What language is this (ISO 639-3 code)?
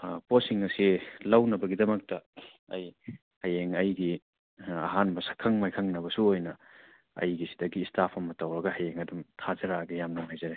mni